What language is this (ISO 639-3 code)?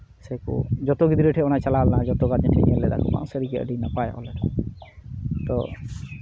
sat